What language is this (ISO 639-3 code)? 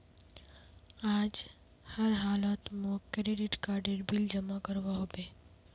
mag